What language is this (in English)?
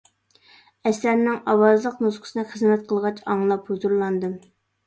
Uyghur